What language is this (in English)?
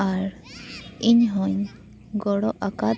Santali